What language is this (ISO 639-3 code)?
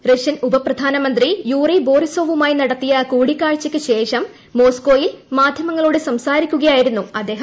mal